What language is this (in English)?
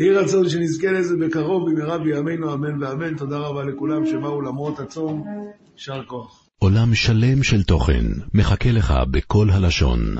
Hebrew